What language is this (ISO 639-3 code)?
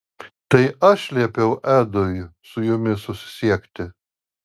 lit